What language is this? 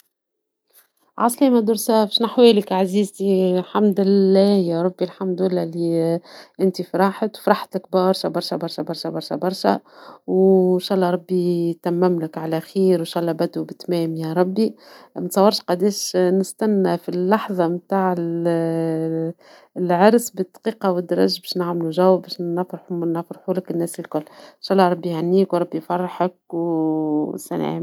Tunisian Arabic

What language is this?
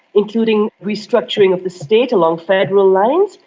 English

